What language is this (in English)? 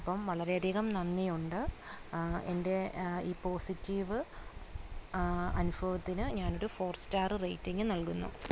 Malayalam